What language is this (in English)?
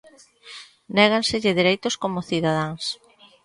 Galician